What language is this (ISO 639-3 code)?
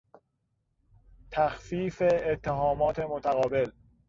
fas